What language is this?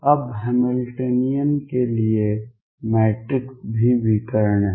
Hindi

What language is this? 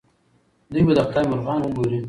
Pashto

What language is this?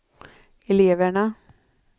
Swedish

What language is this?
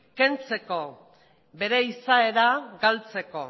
Basque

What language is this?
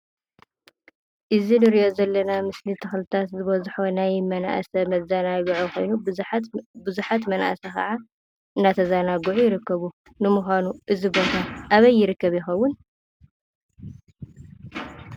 Tigrinya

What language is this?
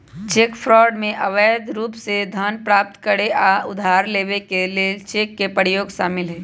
Magahi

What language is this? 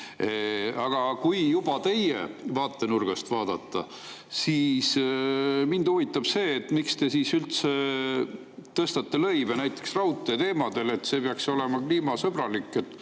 Estonian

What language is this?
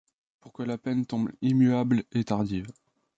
French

